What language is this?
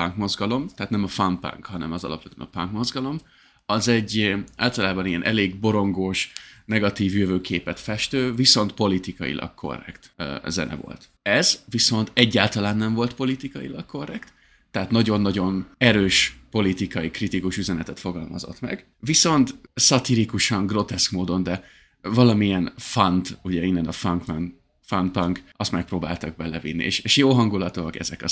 Hungarian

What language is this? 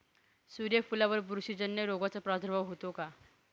Marathi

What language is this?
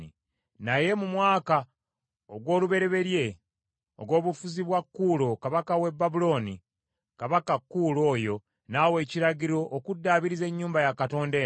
Ganda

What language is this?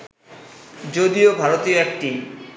Bangla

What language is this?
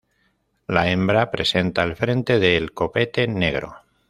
Spanish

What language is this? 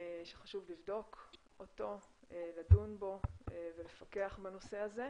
Hebrew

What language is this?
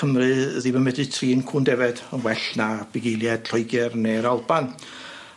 Welsh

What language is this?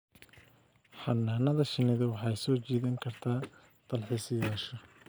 Somali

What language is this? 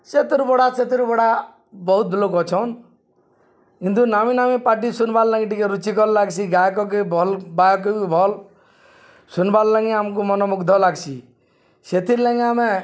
Odia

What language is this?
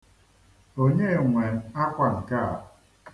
Igbo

